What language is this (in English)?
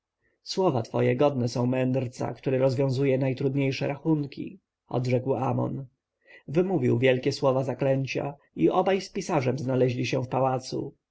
Polish